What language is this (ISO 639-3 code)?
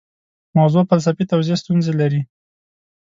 pus